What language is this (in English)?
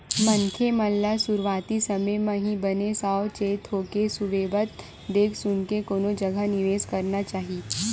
Chhattisgarhi